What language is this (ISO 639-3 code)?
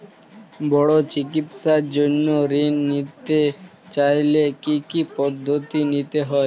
ben